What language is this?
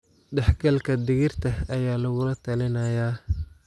Somali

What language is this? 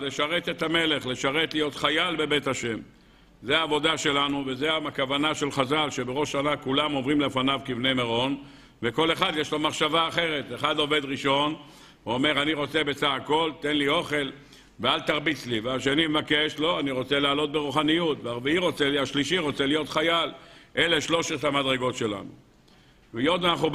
Hebrew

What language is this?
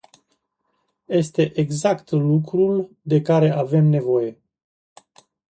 Romanian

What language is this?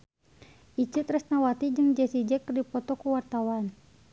Sundanese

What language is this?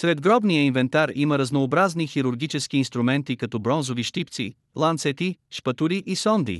Bulgarian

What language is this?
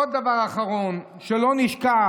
Hebrew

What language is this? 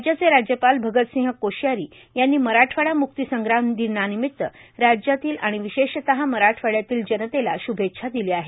Marathi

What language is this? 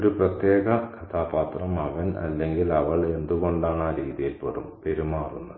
Malayalam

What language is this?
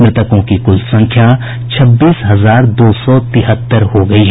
Hindi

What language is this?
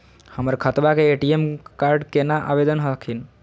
Magahi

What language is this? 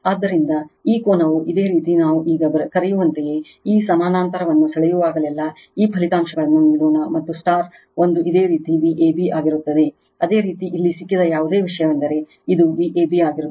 Kannada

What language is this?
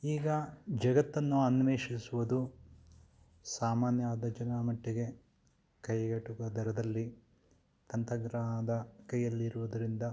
Kannada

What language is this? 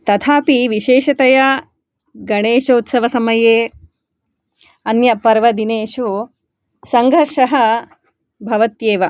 Sanskrit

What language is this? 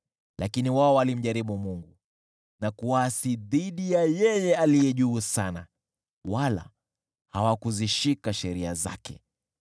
Swahili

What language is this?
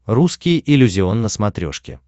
Russian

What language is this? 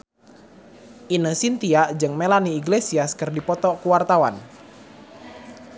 Sundanese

